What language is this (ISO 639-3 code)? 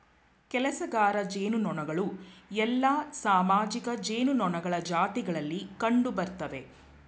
kan